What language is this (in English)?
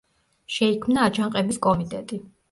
Georgian